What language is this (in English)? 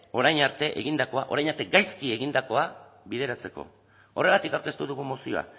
Basque